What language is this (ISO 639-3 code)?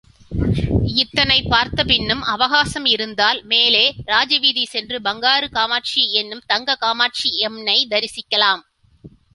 tam